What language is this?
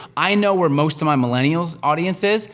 English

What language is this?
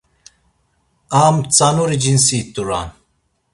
Laz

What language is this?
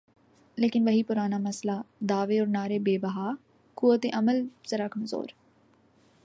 Urdu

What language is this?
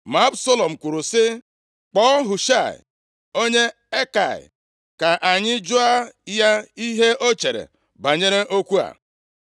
Igbo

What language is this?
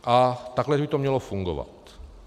Czech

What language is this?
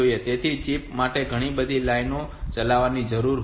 Gujarati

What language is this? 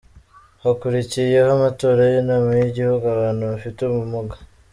Kinyarwanda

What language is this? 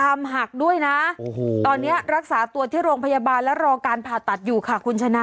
Thai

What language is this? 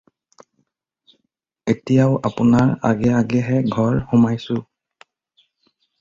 Assamese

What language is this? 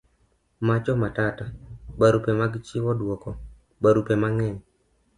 Luo (Kenya and Tanzania)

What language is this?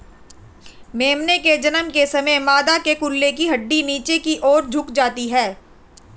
Hindi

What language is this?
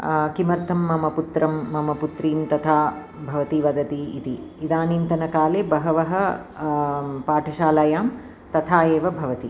Sanskrit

